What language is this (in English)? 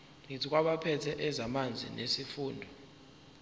Zulu